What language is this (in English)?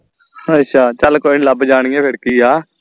Punjabi